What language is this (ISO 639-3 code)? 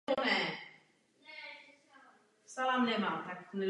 ces